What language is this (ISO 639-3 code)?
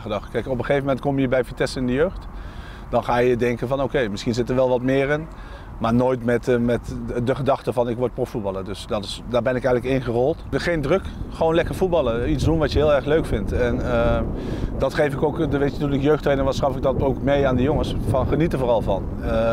nld